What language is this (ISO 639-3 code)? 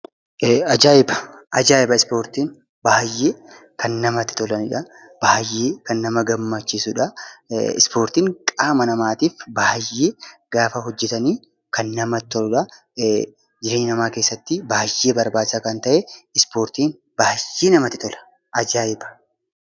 orm